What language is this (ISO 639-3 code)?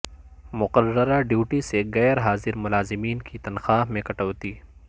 urd